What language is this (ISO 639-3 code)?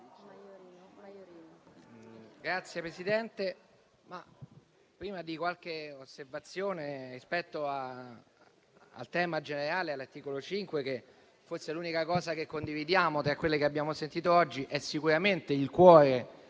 ita